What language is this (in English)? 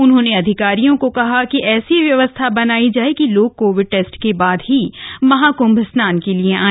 Hindi